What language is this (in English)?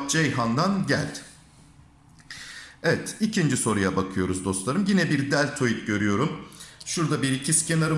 Turkish